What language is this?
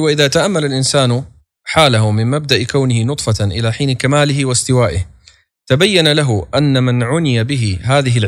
Arabic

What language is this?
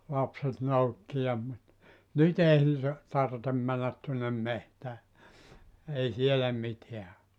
Finnish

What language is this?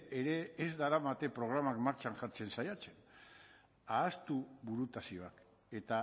Basque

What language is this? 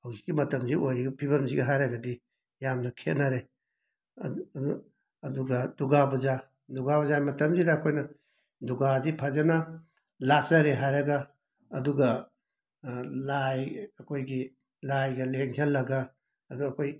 Manipuri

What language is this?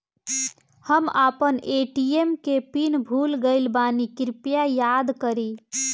Bhojpuri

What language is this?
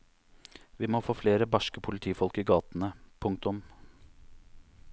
Norwegian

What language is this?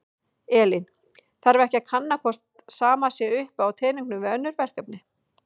Icelandic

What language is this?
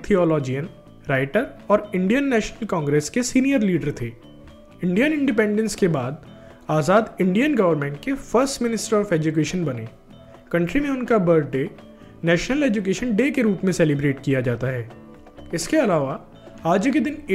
Hindi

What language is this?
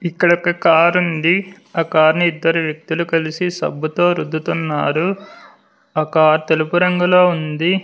Telugu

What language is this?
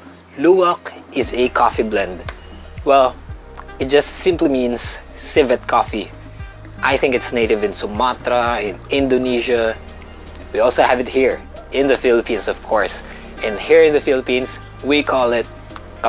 English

